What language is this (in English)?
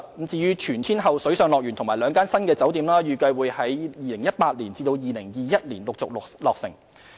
Cantonese